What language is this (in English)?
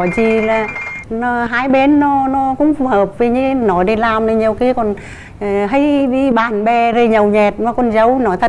Vietnamese